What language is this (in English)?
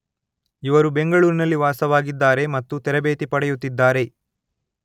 Kannada